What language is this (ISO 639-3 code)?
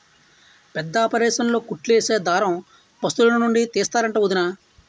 tel